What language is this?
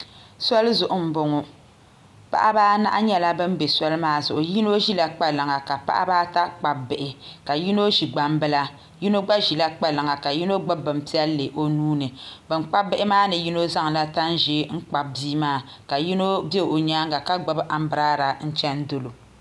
Dagbani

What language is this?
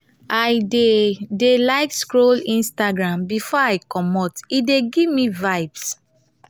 Nigerian Pidgin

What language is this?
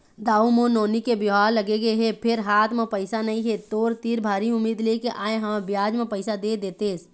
Chhattisgarhi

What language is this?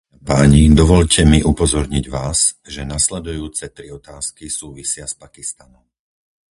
Slovak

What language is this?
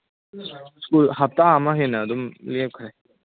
Manipuri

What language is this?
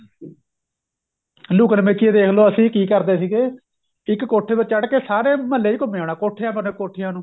Punjabi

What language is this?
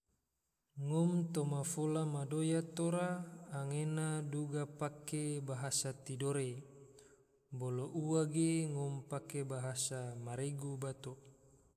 Tidore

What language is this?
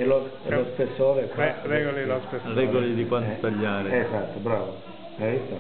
Italian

